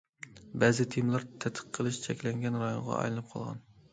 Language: Uyghur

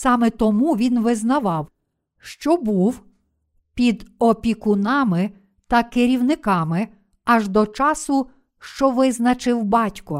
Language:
Ukrainian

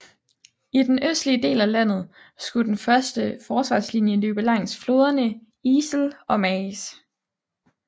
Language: Danish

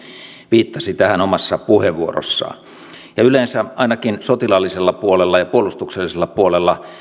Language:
Finnish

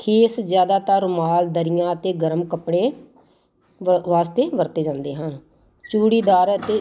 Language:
Punjabi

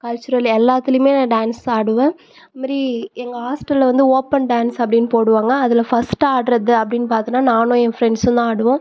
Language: Tamil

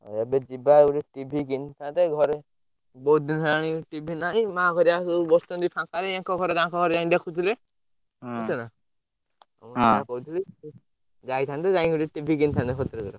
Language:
Odia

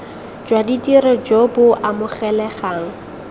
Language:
Tswana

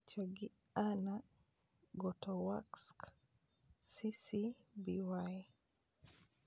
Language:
Luo (Kenya and Tanzania)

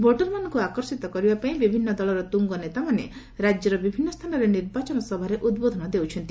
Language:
Odia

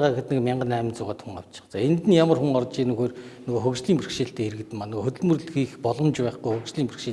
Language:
Korean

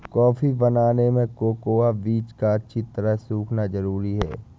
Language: Hindi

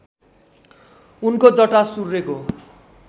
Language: Nepali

